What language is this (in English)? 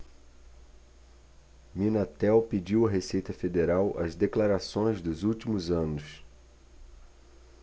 Portuguese